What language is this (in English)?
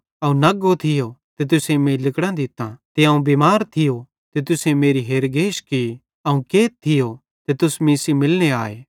Bhadrawahi